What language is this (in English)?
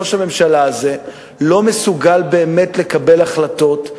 Hebrew